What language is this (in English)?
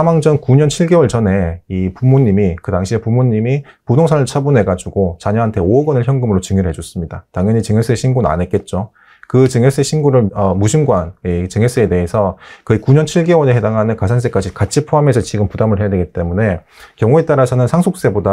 Korean